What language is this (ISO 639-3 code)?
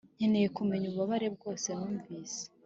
kin